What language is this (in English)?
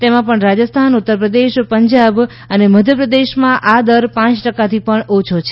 Gujarati